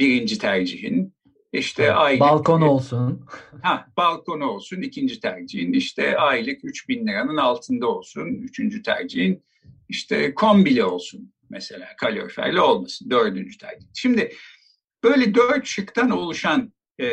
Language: Turkish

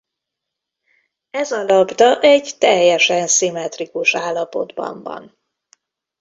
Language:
Hungarian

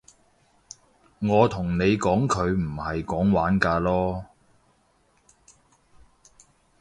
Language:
Cantonese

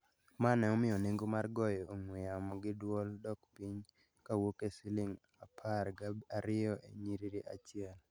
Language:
Luo (Kenya and Tanzania)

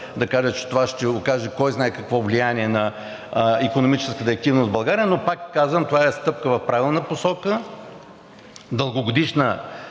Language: Bulgarian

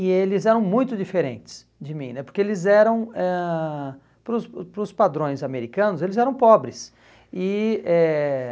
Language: Portuguese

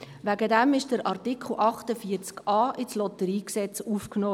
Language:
Swiss German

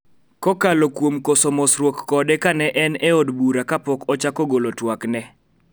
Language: Luo (Kenya and Tanzania)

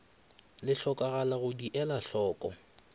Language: Northern Sotho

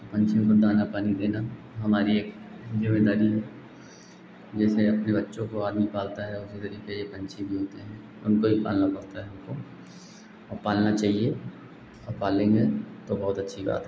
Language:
Hindi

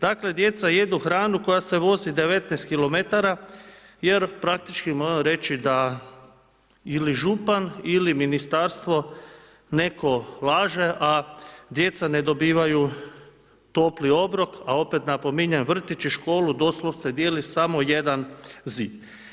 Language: Croatian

